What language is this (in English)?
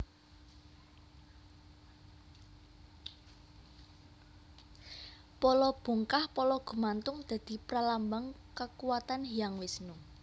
Javanese